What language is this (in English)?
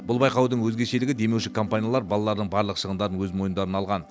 Kazakh